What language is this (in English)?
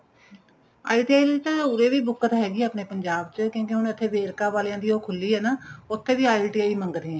Punjabi